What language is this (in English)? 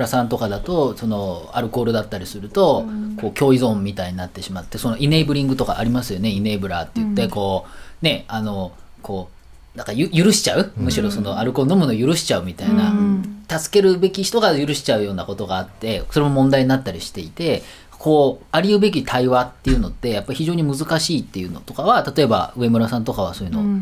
Japanese